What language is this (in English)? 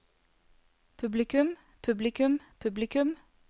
Norwegian